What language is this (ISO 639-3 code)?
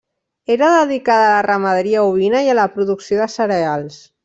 cat